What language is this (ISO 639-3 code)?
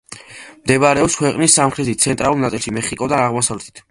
kat